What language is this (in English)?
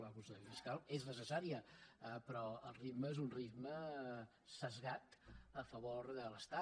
Catalan